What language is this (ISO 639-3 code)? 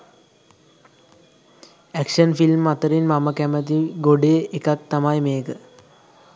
sin